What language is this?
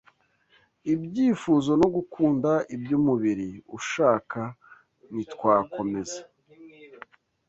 Kinyarwanda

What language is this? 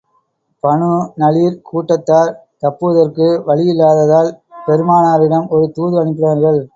Tamil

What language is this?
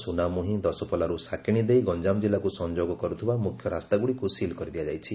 Odia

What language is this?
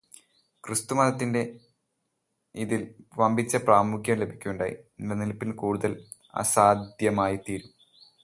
Malayalam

